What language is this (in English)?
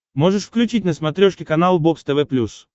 Russian